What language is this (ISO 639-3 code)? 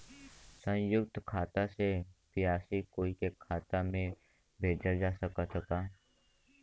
bho